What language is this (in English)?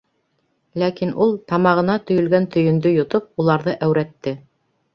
Bashkir